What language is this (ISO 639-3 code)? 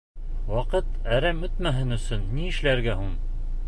bak